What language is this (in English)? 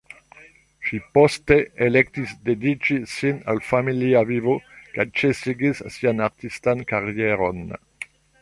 Esperanto